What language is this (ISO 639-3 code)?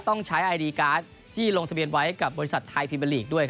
tha